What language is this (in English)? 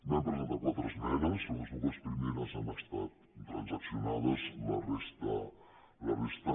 Catalan